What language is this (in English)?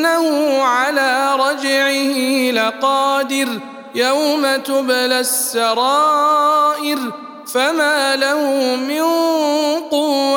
Arabic